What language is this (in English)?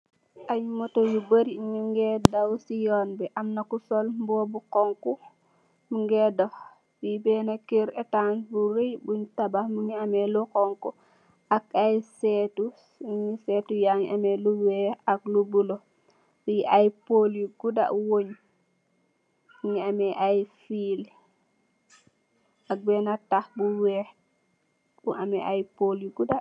Wolof